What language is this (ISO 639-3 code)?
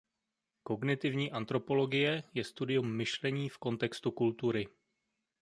ces